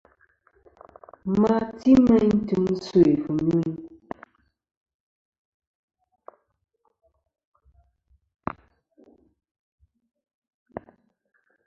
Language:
Kom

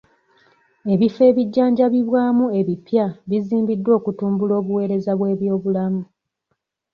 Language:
Ganda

